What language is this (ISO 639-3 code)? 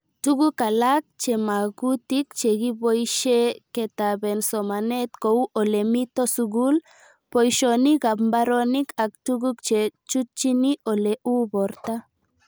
kln